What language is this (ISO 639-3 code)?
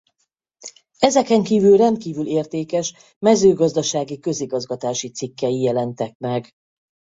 hun